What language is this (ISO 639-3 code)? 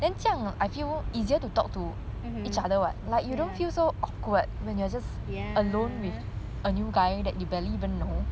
eng